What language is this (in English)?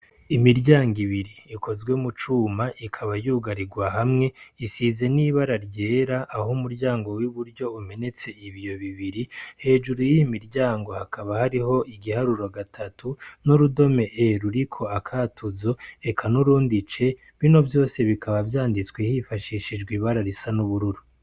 Rundi